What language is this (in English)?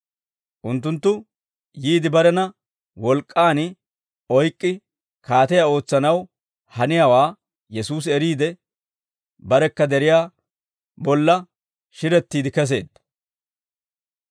Dawro